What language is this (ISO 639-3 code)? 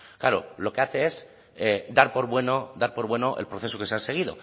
spa